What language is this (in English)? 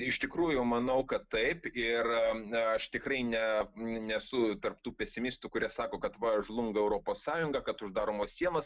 Lithuanian